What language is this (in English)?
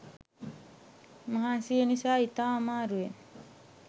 Sinhala